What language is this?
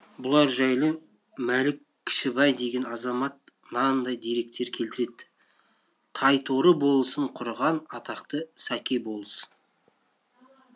Kazakh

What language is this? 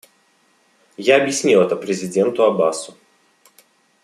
Russian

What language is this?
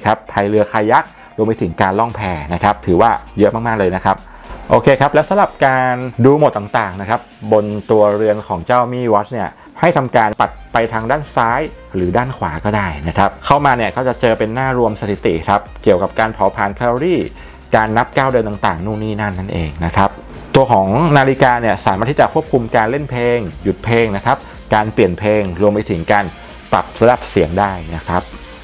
Thai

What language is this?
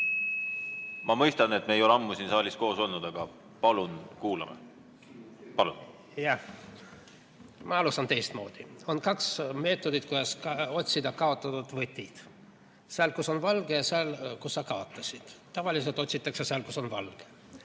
Estonian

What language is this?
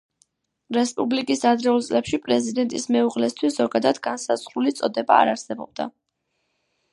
Georgian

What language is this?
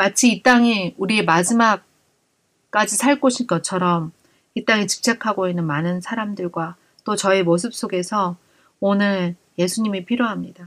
Korean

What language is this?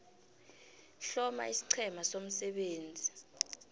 South Ndebele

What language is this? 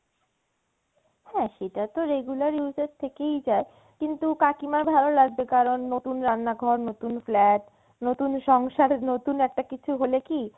Bangla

